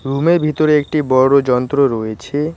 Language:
Bangla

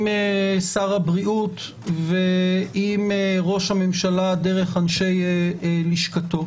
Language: Hebrew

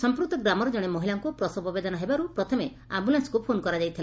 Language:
Odia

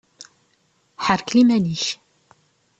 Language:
Kabyle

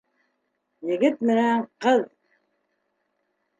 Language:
Bashkir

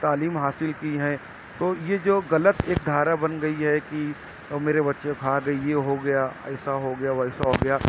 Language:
Urdu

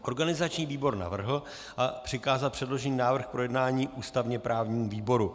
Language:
Czech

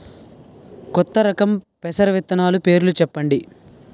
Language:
Telugu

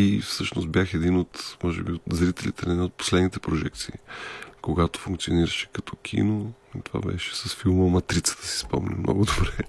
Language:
Bulgarian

